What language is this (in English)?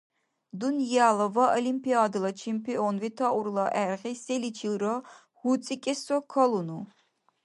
Dargwa